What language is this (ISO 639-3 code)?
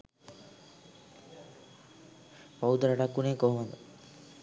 sin